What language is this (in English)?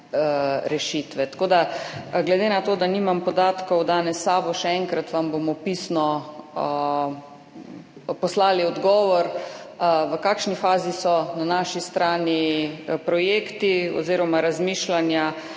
Slovenian